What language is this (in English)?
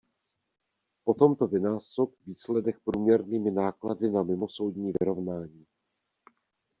Czech